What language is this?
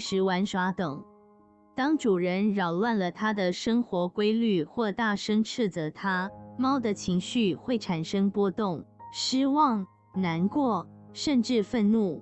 Chinese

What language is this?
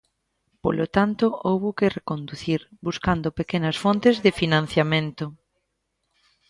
Galician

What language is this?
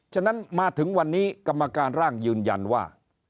Thai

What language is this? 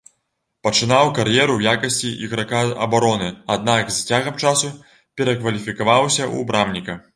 Belarusian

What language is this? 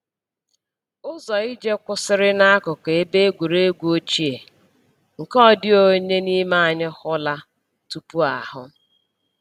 Igbo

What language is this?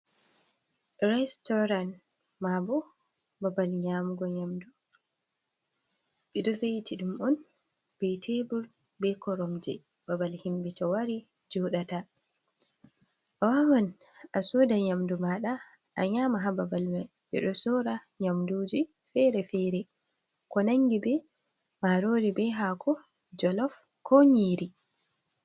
Fula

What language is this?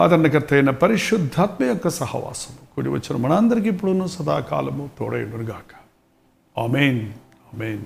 Telugu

